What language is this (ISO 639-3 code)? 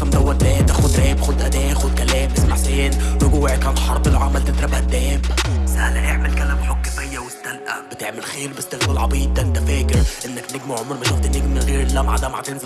ara